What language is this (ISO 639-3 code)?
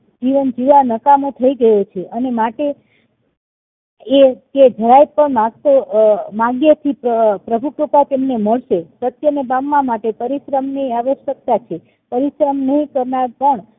guj